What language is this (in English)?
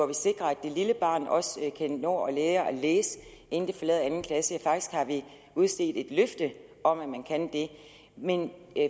Danish